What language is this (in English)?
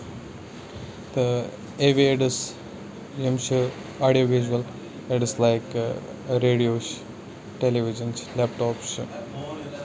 Kashmiri